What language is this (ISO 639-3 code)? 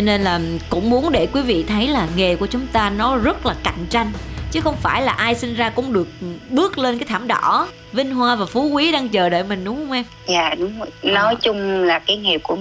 vie